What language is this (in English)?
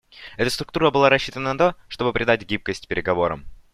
Russian